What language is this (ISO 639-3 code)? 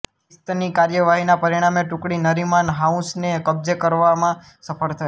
guj